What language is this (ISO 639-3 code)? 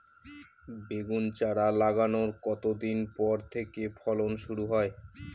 ben